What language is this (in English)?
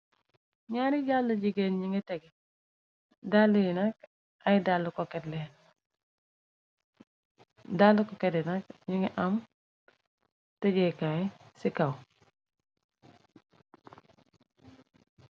Wolof